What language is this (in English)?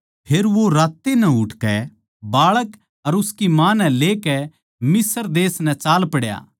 Haryanvi